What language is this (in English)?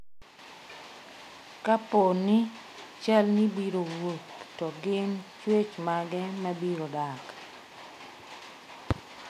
Luo (Kenya and Tanzania)